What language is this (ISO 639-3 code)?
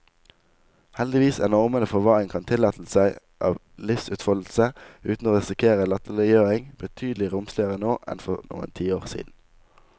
nor